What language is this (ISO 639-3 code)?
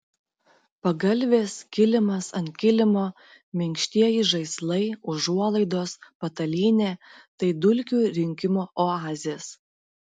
lit